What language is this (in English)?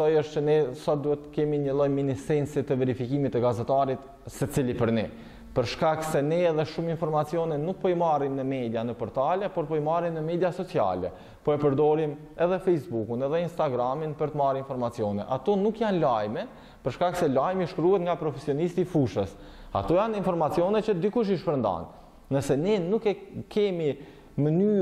Romanian